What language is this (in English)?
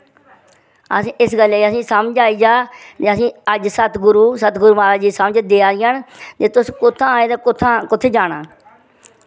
Dogri